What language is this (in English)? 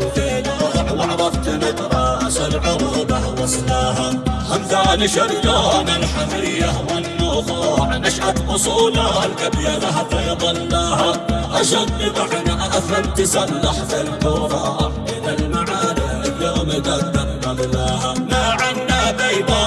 Arabic